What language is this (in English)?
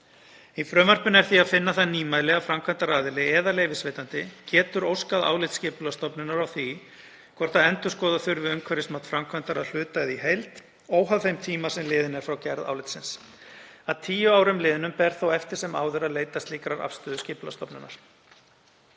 Icelandic